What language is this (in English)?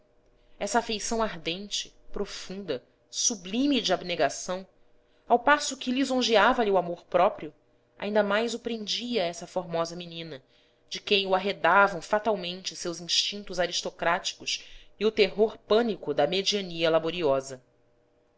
Portuguese